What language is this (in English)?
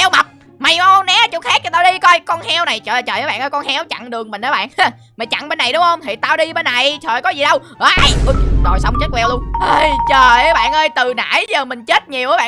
Vietnamese